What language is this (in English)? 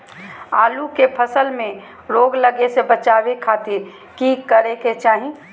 Magahi